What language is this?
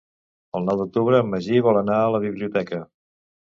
Catalan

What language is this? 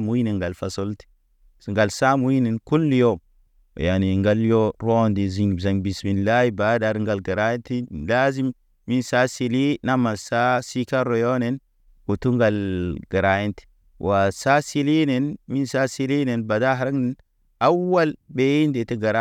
Naba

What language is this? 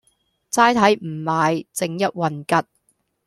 Cantonese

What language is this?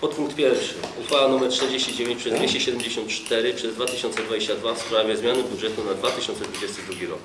Polish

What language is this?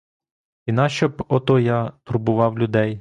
Ukrainian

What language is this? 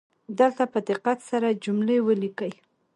Pashto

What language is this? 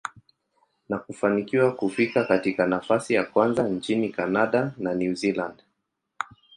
Swahili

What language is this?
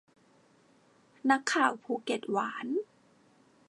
Thai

